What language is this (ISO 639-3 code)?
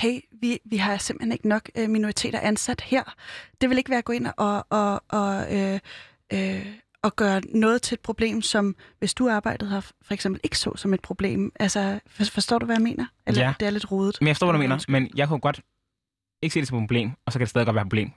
dan